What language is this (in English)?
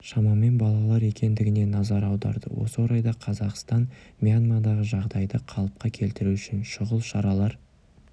Kazakh